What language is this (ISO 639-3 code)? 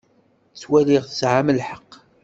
kab